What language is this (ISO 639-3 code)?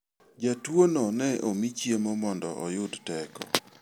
luo